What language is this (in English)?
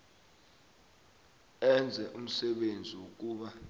South Ndebele